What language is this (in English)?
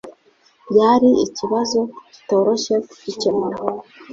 Kinyarwanda